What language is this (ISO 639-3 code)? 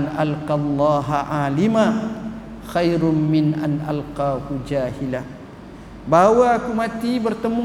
msa